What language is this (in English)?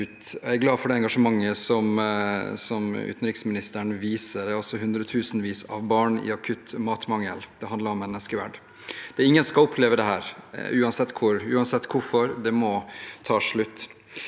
Norwegian